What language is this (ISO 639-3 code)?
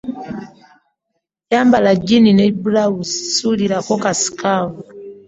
lug